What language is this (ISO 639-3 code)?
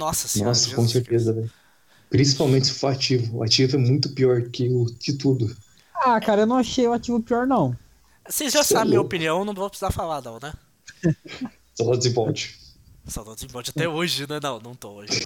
por